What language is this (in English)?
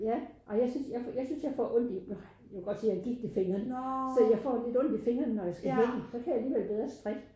Danish